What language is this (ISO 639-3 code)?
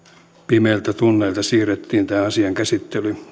fin